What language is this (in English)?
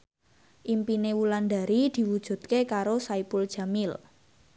Javanese